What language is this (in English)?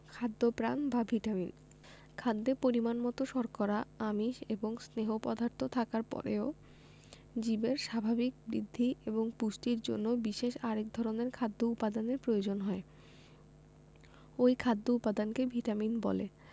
Bangla